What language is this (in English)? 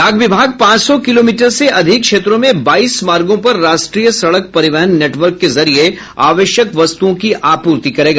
Hindi